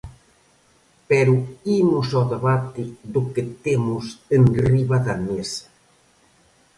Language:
Galician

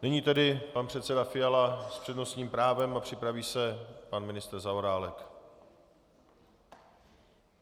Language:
Czech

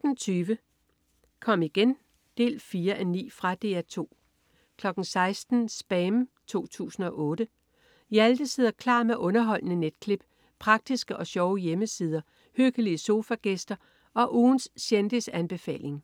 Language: Danish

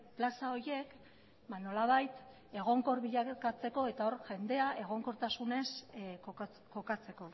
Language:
Basque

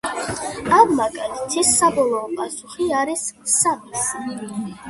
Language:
Georgian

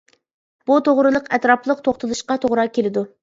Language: Uyghur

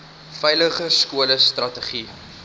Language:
Afrikaans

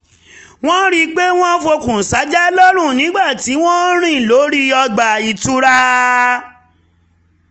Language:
Yoruba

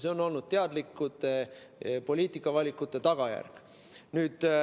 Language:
Estonian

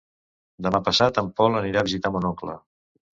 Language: Catalan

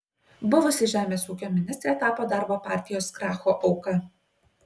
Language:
Lithuanian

